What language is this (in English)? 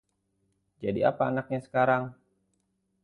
Indonesian